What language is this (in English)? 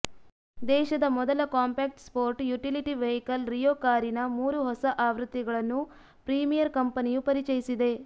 Kannada